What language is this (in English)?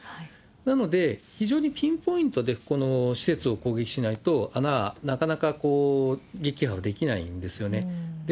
Japanese